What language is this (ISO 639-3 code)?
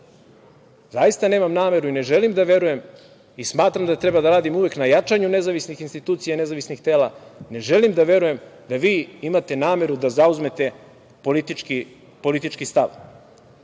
srp